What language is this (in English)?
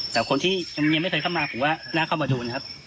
Thai